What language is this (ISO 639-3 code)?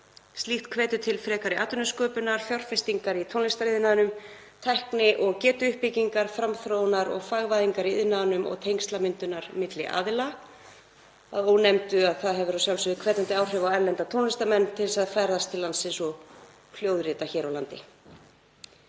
isl